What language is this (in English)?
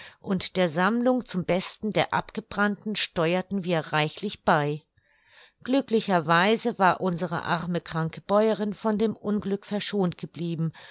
German